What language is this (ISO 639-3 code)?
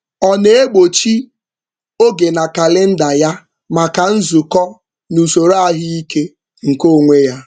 ibo